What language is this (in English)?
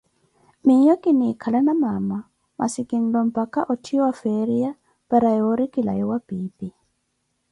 Koti